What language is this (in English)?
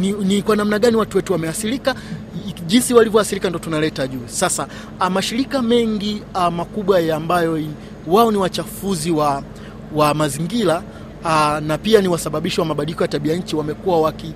Swahili